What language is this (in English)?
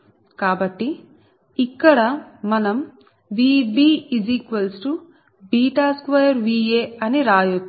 Telugu